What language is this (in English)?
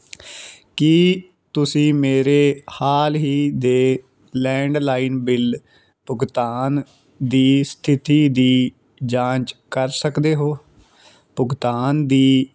Punjabi